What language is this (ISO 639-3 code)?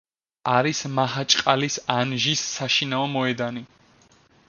kat